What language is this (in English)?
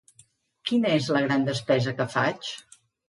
Catalan